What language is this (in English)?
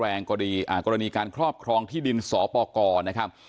Thai